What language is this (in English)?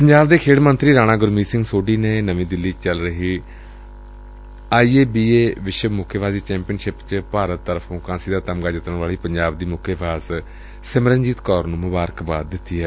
Punjabi